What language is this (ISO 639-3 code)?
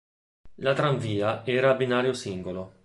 ita